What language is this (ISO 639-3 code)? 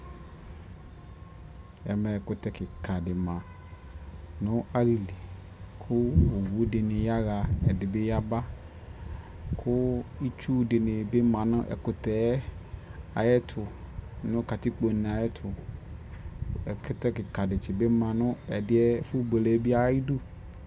kpo